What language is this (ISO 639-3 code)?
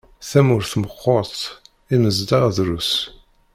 kab